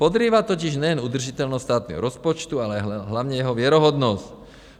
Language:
Czech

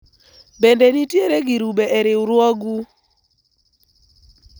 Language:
Luo (Kenya and Tanzania)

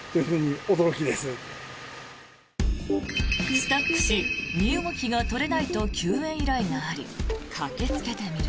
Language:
Japanese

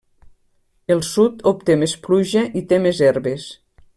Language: Catalan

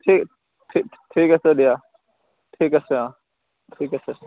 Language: Assamese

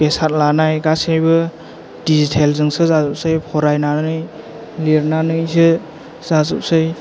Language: Bodo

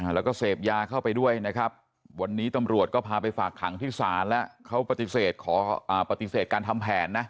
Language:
Thai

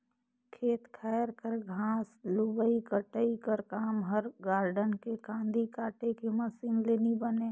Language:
Chhattisgarhi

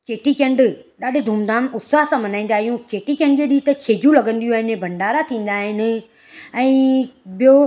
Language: Sindhi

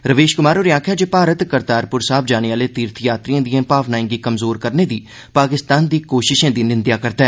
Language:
Dogri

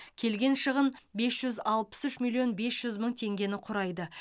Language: Kazakh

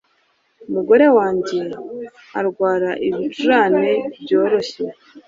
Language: Kinyarwanda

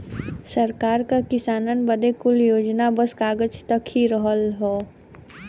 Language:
Bhojpuri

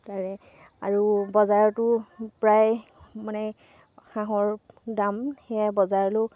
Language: Assamese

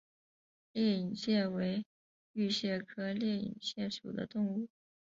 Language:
Chinese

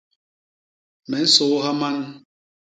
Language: Basaa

